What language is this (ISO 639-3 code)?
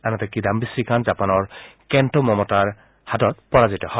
asm